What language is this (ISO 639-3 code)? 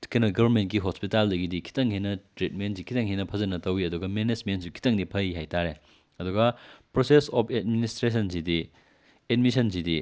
mni